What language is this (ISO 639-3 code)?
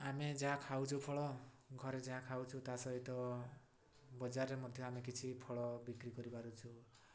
ori